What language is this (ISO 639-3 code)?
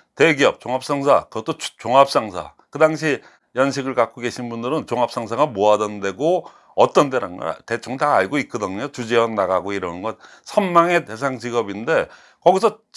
kor